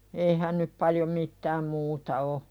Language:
Finnish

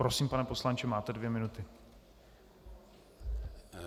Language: Czech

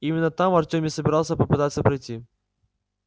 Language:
Russian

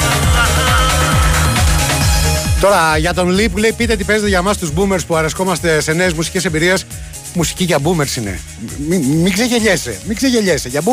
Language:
Greek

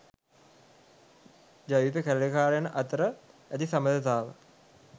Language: Sinhala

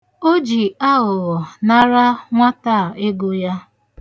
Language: Igbo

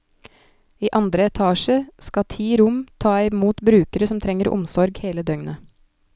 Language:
Norwegian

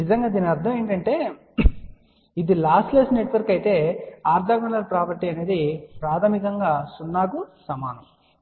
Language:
Telugu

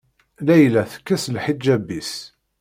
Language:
Kabyle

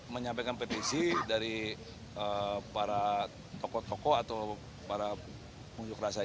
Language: Indonesian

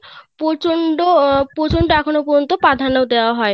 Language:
Bangla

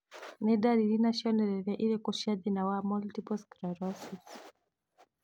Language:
Kikuyu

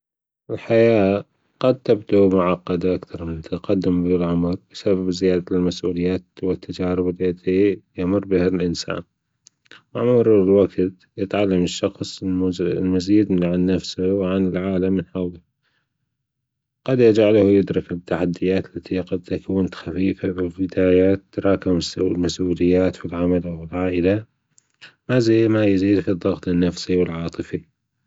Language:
Gulf Arabic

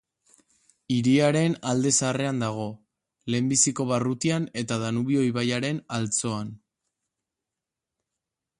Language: Basque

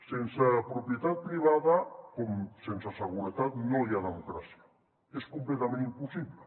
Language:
Catalan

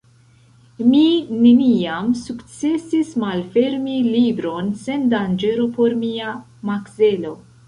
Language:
Esperanto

